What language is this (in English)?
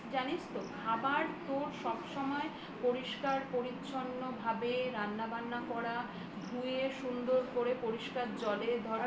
Bangla